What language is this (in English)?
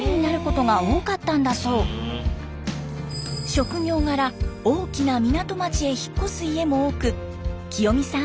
Japanese